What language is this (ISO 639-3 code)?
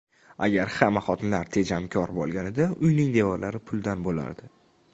uzb